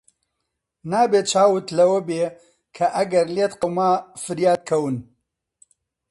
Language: Central Kurdish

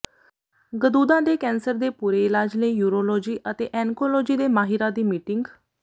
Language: Punjabi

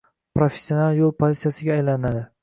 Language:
Uzbek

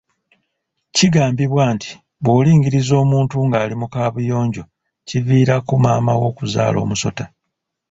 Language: Ganda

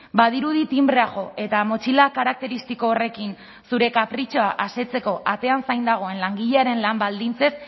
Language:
Basque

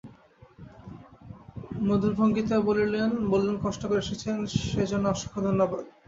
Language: Bangla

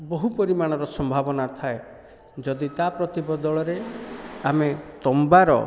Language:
Odia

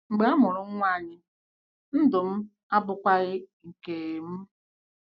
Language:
Igbo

